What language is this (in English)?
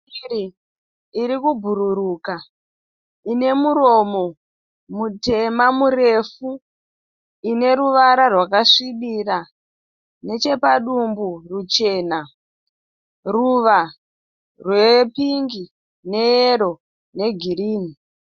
Shona